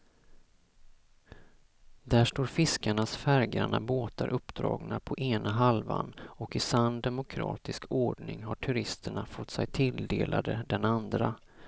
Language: Swedish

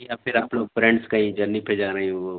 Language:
Urdu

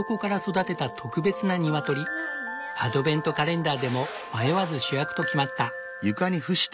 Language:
Japanese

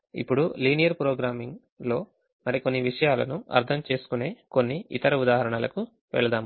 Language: Telugu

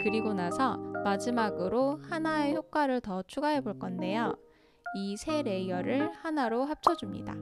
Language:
Korean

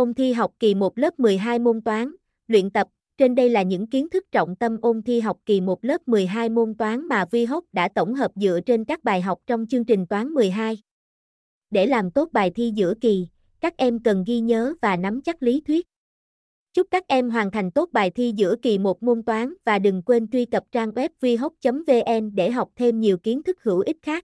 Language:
Vietnamese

